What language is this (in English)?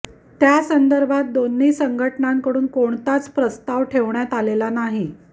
Marathi